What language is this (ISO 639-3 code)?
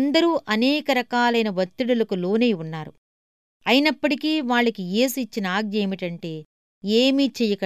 tel